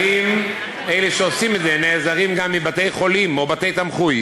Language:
Hebrew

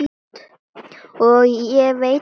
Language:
Icelandic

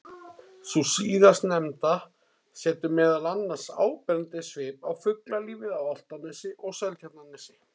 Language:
Icelandic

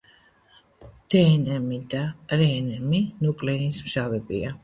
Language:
Georgian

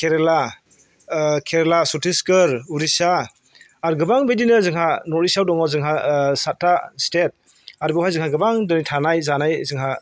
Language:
Bodo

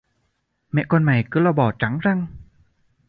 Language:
Vietnamese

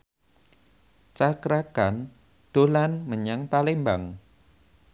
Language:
Javanese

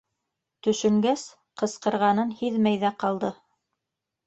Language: Bashkir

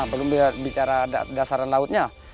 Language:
Indonesian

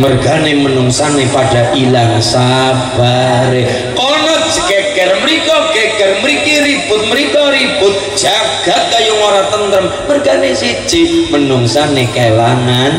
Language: Indonesian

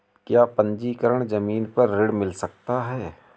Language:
Hindi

